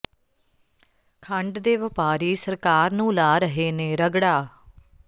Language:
Punjabi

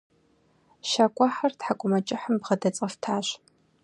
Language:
Kabardian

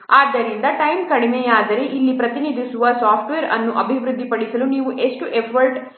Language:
Kannada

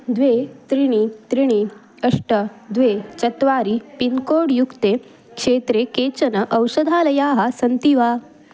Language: Sanskrit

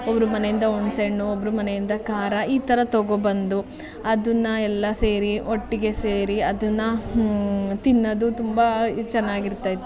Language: Kannada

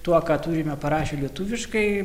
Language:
Lithuanian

